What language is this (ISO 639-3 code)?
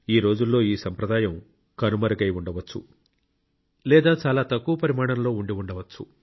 tel